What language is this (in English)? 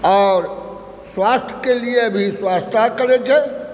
Maithili